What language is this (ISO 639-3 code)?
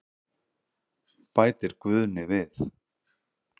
isl